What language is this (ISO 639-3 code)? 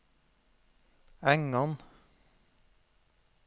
nor